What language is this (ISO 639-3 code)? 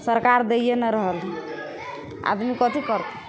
mai